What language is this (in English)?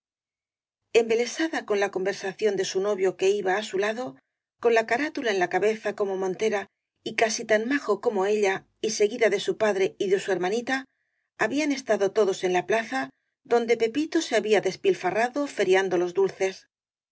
Spanish